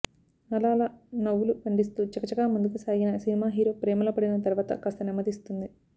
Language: Telugu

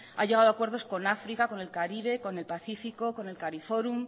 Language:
Spanish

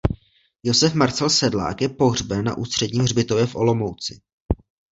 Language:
Czech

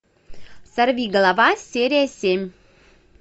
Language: Russian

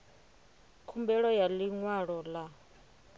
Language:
Venda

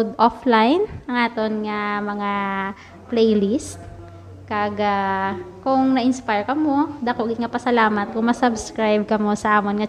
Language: Filipino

